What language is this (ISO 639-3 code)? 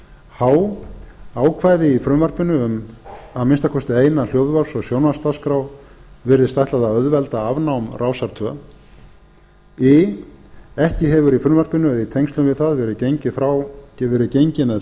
isl